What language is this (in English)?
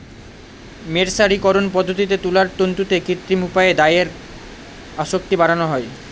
Bangla